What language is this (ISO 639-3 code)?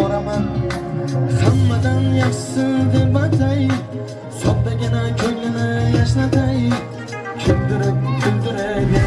uzb